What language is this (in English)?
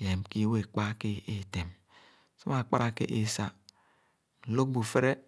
Khana